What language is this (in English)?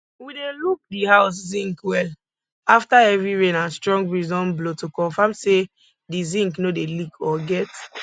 Nigerian Pidgin